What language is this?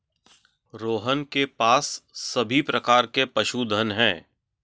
Hindi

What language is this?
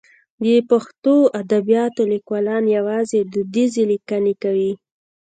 Pashto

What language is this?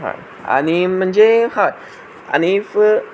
Konkani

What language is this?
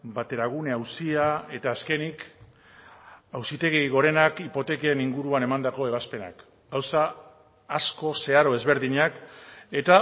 Basque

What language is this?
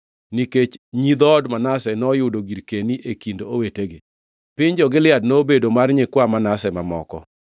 Luo (Kenya and Tanzania)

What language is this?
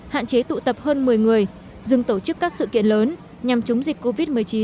Vietnamese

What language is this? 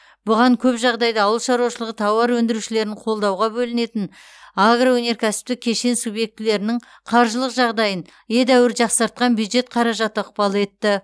Kazakh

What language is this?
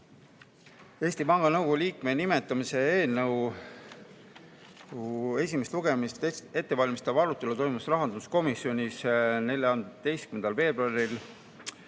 Estonian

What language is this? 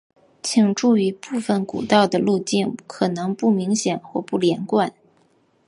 Chinese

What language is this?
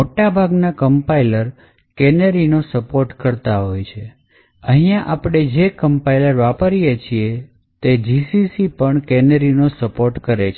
Gujarati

